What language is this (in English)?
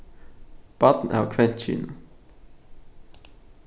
Faroese